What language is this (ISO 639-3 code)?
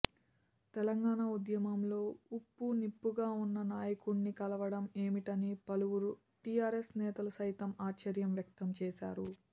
tel